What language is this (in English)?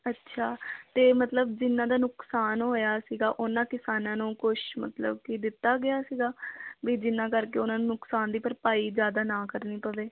Punjabi